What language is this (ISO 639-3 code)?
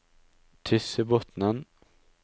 nor